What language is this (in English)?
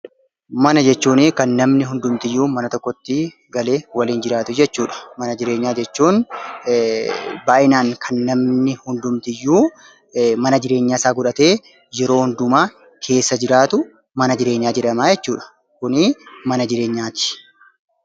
Oromo